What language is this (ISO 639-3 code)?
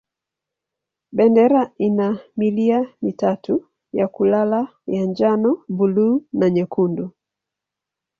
swa